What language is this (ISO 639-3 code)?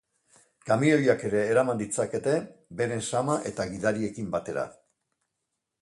eus